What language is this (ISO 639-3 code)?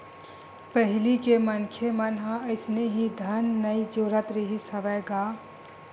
hne